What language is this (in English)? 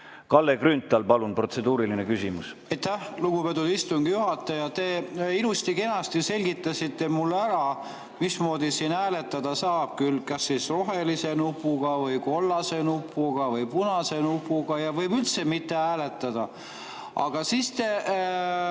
Estonian